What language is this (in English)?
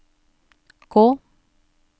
Norwegian